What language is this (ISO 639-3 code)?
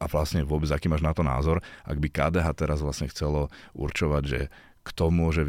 slk